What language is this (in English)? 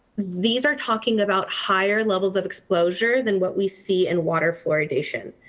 English